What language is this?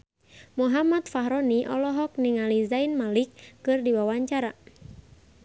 Sundanese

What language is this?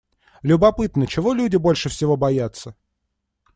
Russian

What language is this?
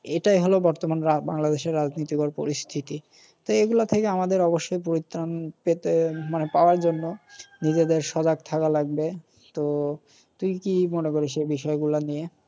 Bangla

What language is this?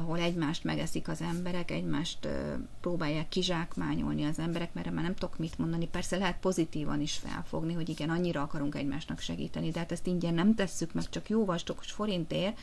Hungarian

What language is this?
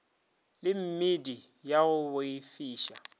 Northern Sotho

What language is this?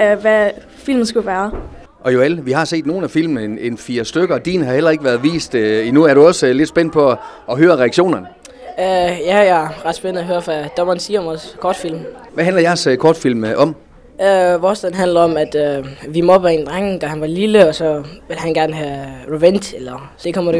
Danish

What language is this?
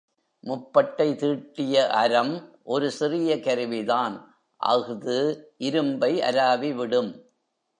Tamil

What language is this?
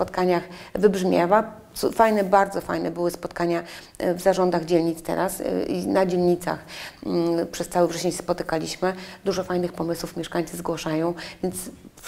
Polish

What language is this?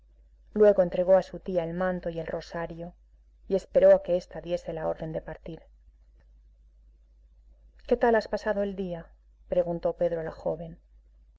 Spanish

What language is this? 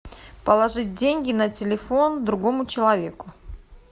Russian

